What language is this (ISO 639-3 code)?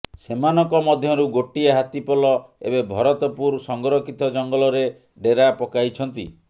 ori